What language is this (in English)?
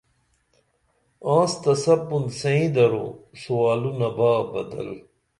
Dameli